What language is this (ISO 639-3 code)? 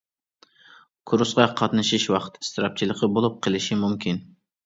uig